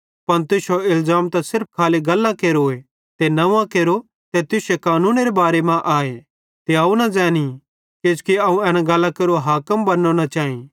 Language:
Bhadrawahi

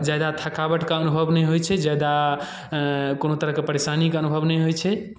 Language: Maithili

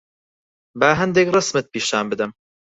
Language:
Central Kurdish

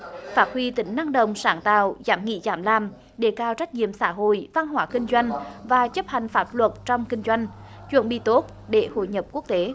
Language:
Vietnamese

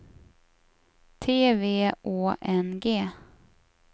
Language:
Swedish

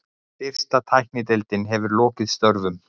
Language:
Icelandic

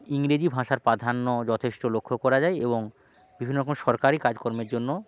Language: Bangla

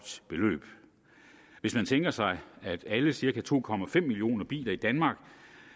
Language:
Danish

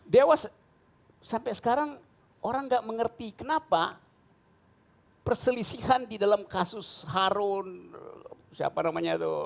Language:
Indonesian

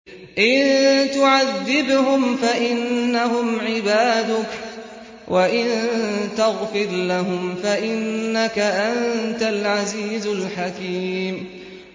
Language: Arabic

